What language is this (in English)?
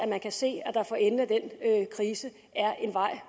Danish